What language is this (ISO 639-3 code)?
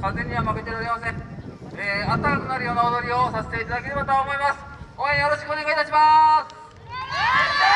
jpn